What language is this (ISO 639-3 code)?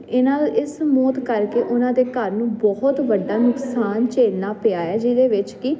pan